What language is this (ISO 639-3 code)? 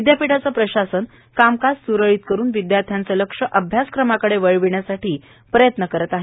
mar